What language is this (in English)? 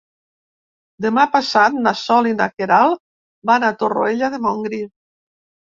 Catalan